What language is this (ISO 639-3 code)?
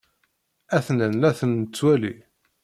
kab